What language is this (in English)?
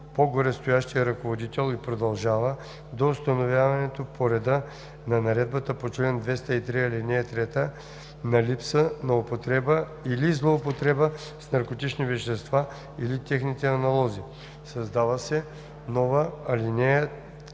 Bulgarian